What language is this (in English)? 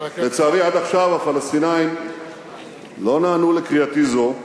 Hebrew